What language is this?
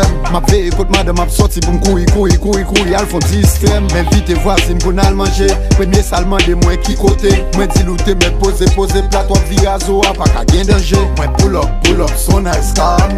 Portuguese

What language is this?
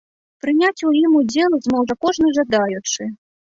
Belarusian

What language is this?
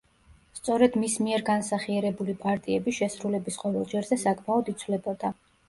Georgian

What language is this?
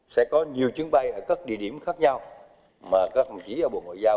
Vietnamese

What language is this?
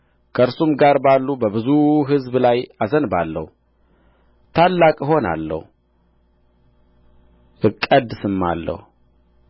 Amharic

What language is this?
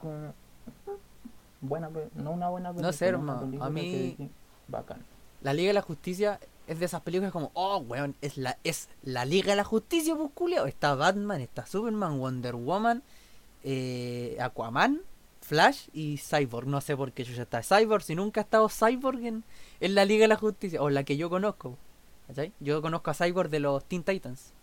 Spanish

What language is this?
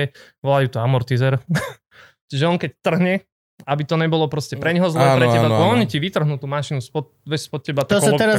Slovak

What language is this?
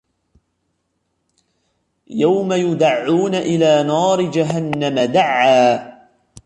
Arabic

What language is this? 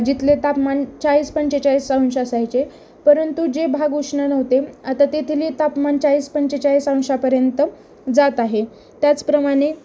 Marathi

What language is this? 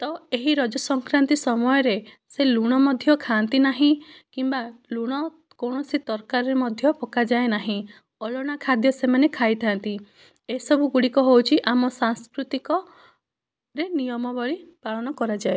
Odia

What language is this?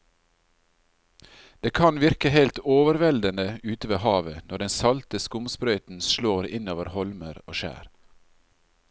Norwegian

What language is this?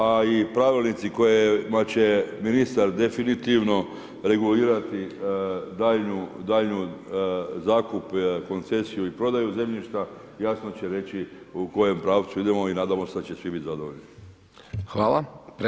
Croatian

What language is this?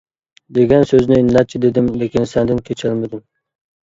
Uyghur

